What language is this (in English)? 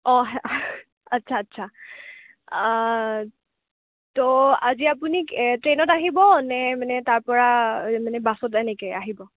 Assamese